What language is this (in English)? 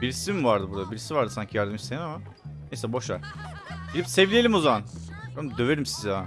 Turkish